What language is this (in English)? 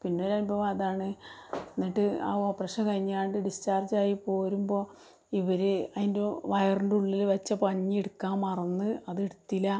Malayalam